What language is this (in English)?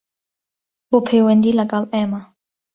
Central Kurdish